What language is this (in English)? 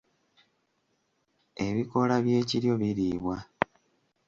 Ganda